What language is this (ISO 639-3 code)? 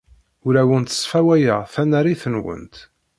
kab